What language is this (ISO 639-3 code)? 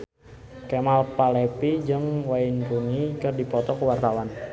sun